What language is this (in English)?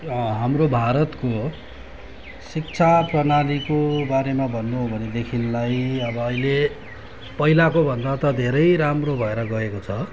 Nepali